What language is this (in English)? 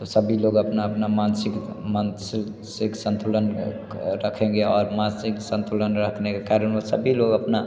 Hindi